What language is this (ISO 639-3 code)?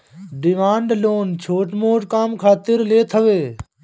bho